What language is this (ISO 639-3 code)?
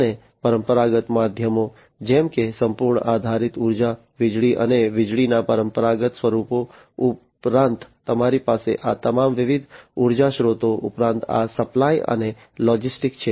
guj